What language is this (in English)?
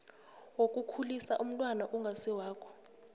South Ndebele